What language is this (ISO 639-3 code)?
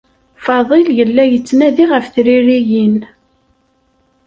kab